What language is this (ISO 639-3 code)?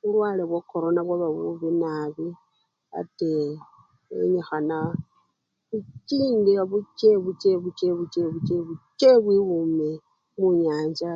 luy